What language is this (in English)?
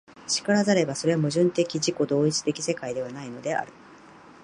Japanese